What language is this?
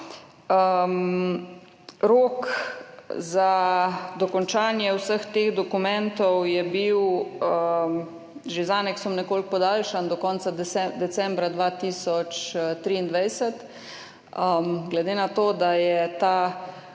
Slovenian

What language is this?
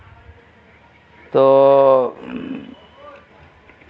Santali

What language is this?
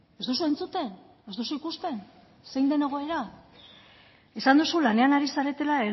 Basque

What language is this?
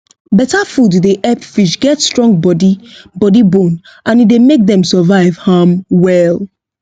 Nigerian Pidgin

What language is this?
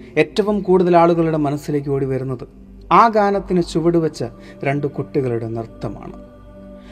Malayalam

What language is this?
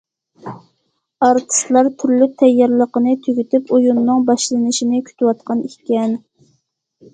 Uyghur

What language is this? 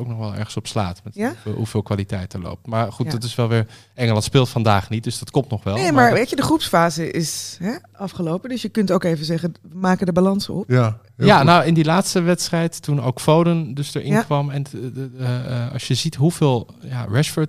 Dutch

